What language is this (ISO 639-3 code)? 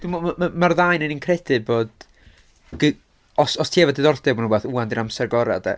cym